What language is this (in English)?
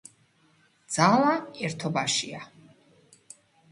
Georgian